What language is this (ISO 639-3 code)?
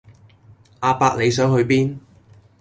yue